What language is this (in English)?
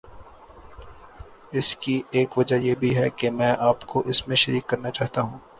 Urdu